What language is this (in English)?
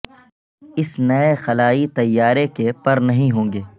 Urdu